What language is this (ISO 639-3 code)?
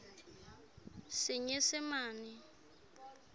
sot